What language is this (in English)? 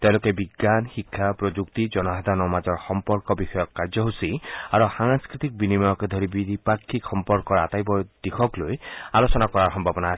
Assamese